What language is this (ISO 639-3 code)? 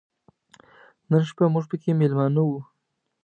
pus